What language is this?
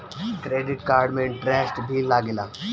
Bhojpuri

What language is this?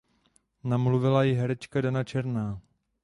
Czech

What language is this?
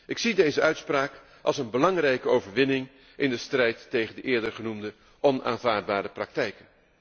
Dutch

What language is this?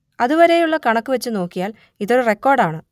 Malayalam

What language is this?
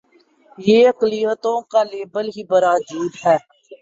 Urdu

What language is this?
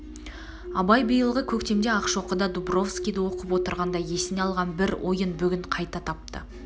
Kazakh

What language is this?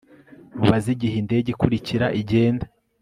Kinyarwanda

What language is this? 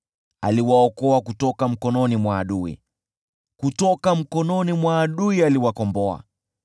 Swahili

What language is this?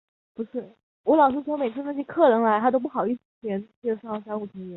Chinese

